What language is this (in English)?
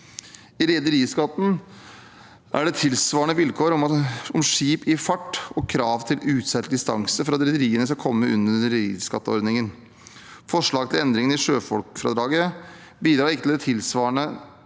Norwegian